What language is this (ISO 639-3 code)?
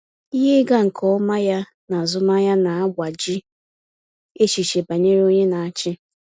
ibo